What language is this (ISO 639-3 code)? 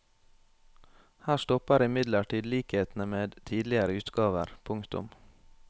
nor